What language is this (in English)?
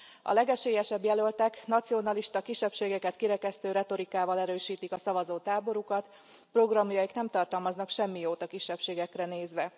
Hungarian